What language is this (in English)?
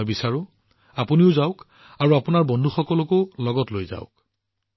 Assamese